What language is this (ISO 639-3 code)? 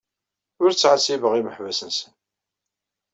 kab